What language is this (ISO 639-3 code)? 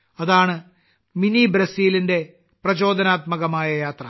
mal